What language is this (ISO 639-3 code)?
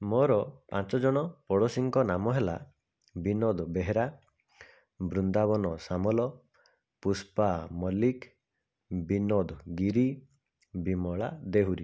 ori